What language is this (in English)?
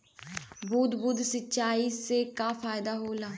Bhojpuri